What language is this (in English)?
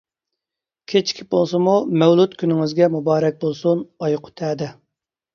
Uyghur